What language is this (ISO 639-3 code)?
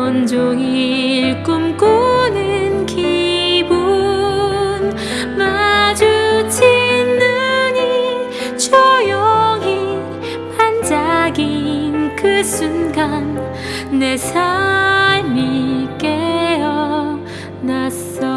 kor